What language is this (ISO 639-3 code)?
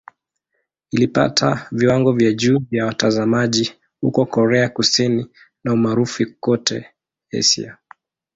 swa